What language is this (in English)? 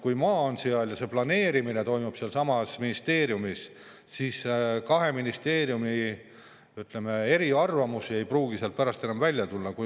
Estonian